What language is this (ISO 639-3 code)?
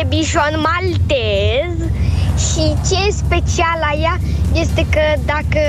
ron